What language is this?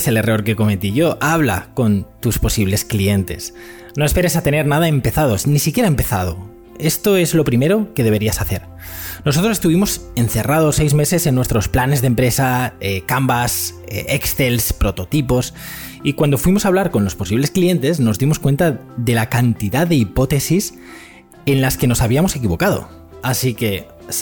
Spanish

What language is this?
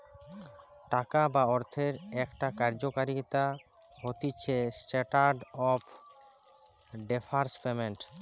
Bangla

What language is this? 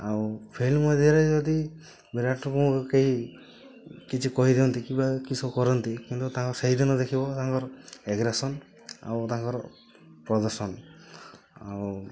Odia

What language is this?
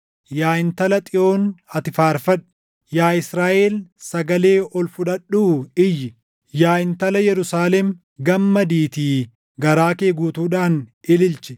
Oromo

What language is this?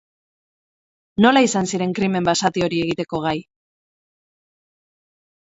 Basque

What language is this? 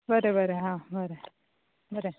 Konkani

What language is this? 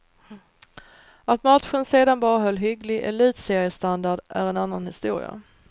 Swedish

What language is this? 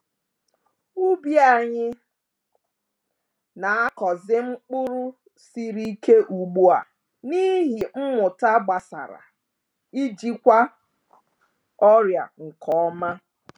Igbo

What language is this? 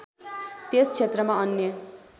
Nepali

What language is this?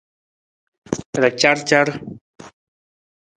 Nawdm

